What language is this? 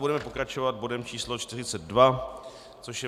Czech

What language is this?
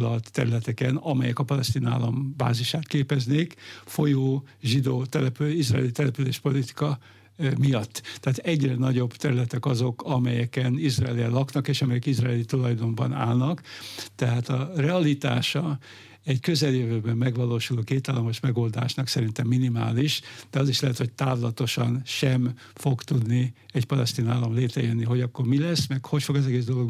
Hungarian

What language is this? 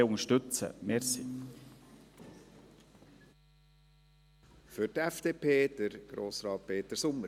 Swiss German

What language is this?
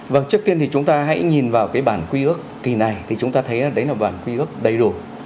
Vietnamese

